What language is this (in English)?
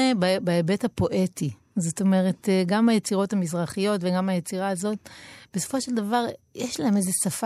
Hebrew